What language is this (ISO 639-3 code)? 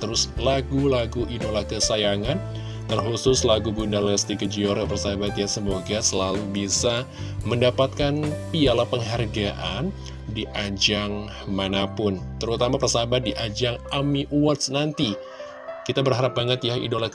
ind